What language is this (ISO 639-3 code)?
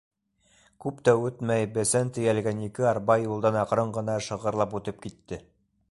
bak